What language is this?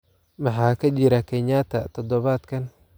Somali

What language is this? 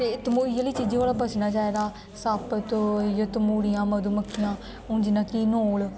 Dogri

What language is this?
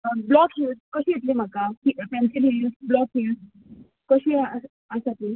Konkani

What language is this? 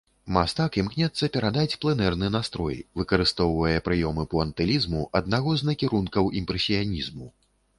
Belarusian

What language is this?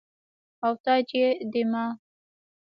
Pashto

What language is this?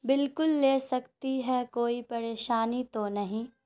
Urdu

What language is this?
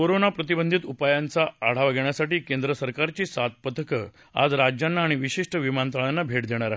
Marathi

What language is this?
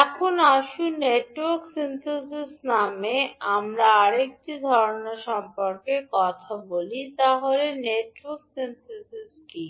Bangla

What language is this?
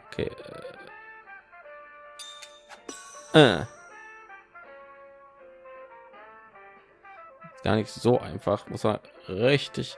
German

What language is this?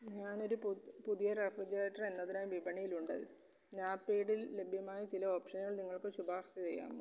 Malayalam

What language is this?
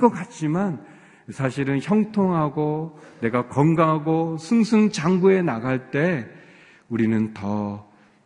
Korean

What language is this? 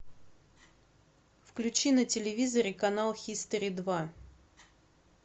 Russian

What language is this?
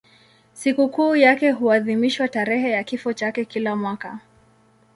Swahili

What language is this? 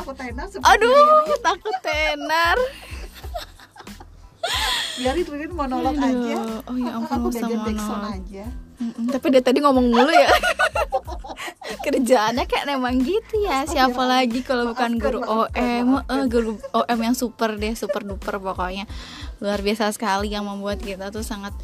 Indonesian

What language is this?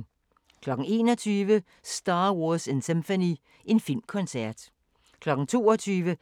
Danish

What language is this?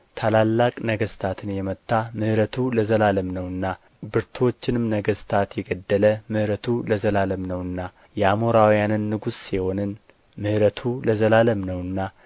Amharic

